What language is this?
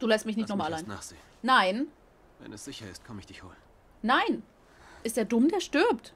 German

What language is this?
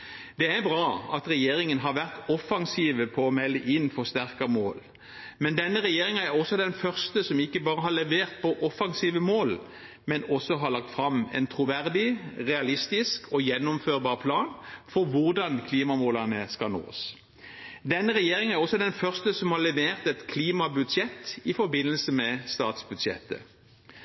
Norwegian Bokmål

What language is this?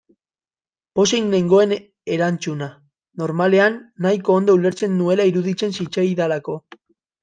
Basque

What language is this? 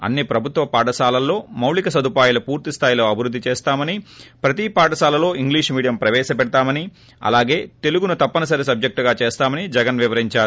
Telugu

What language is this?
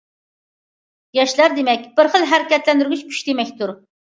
Uyghur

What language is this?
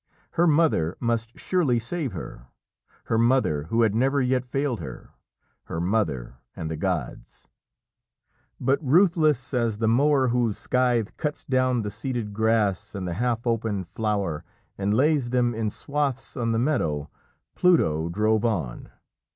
English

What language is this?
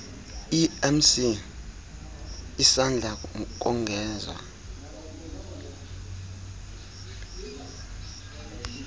Xhosa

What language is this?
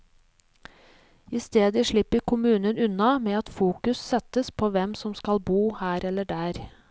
Norwegian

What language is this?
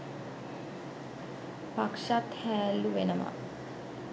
Sinhala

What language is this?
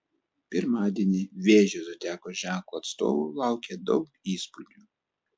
Lithuanian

